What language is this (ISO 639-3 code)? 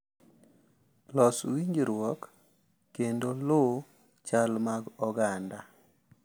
luo